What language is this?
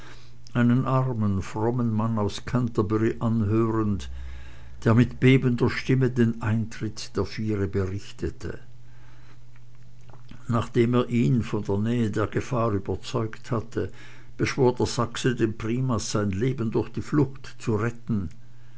German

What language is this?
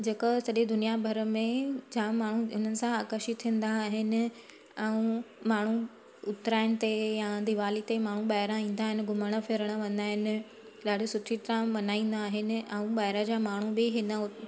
Sindhi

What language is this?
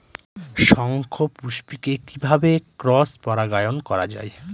Bangla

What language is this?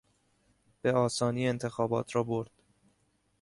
Persian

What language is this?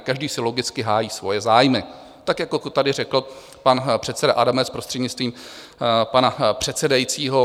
Czech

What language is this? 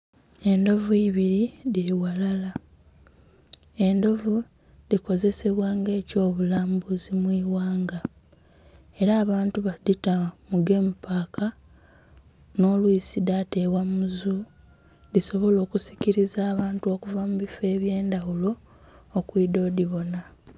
Soga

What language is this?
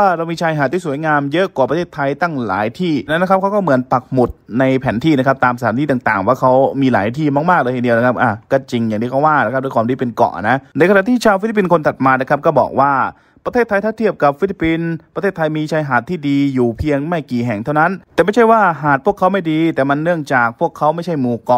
Thai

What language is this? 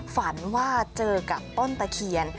Thai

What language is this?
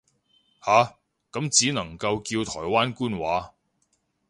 Cantonese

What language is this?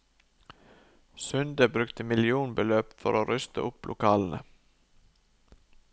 Norwegian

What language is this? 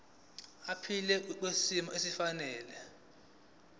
Zulu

